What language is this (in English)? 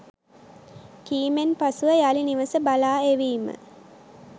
Sinhala